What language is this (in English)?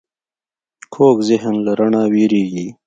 Pashto